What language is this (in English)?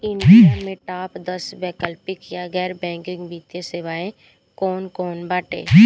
Bhojpuri